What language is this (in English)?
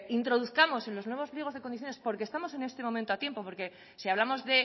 Spanish